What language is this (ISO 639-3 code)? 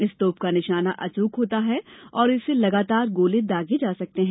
hin